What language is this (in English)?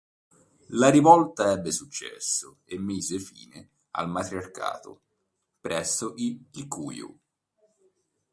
Italian